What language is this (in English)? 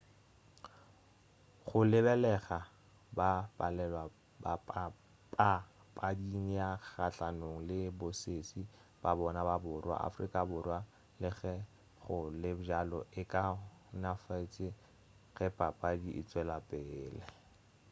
Northern Sotho